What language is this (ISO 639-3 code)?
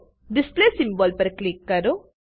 guj